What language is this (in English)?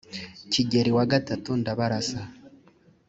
Kinyarwanda